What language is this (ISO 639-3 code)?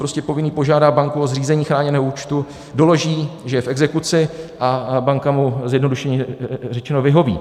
ces